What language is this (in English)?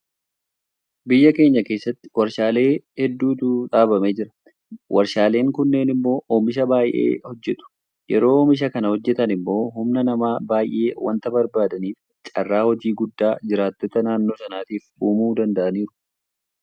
Oromo